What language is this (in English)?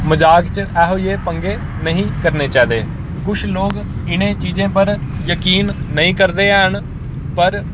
Dogri